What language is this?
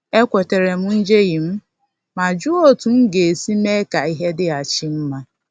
Igbo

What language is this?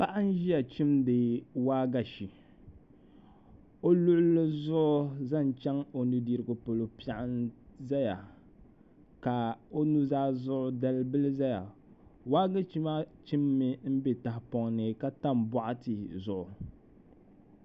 Dagbani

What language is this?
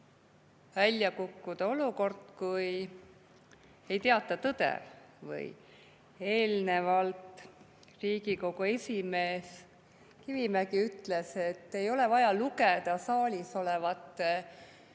Estonian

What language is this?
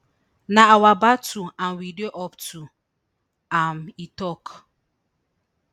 Nigerian Pidgin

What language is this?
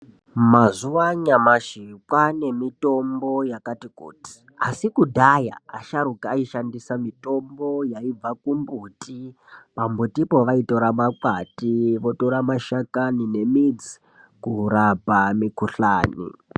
Ndau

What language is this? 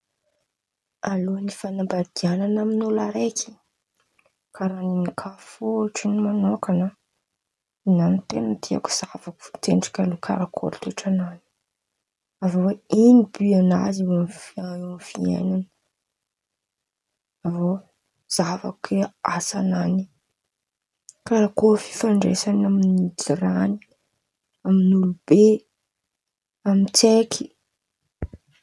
Antankarana Malagasy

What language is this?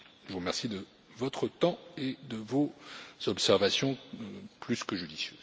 French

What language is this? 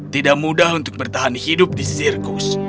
Indonesian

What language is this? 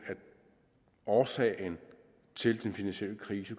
Danish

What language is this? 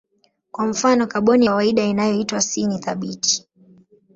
Swahili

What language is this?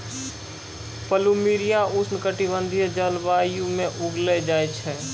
Maithili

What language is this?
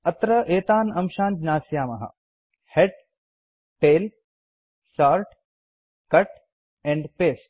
Sanskrit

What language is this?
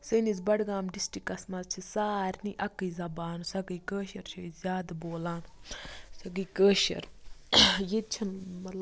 Kashmiri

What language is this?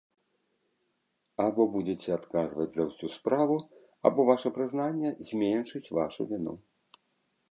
Belarusian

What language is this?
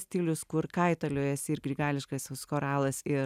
Lithuanian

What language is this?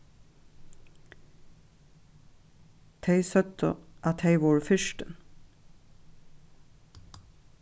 Faroese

